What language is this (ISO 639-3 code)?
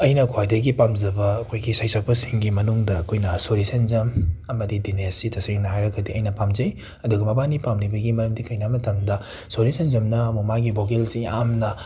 mni